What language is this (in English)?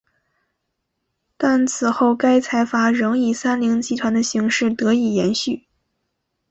Chinese